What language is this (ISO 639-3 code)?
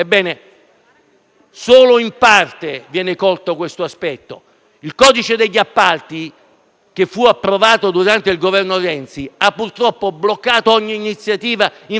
ita